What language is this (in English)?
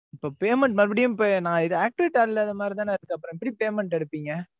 Tamil